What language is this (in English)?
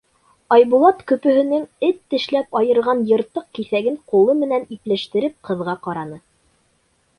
Bashkir